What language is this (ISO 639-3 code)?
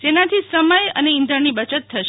guj